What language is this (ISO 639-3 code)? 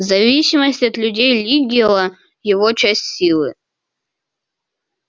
rus